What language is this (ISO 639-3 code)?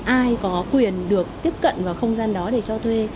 vie